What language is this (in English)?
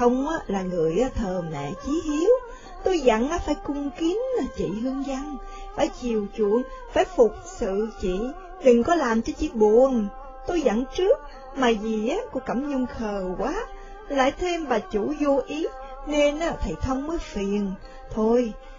Vietnamese